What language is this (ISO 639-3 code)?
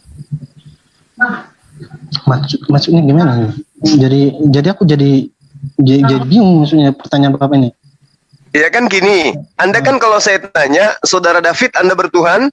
ind